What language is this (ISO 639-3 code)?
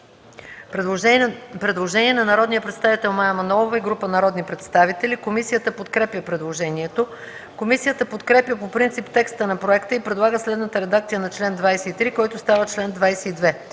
bul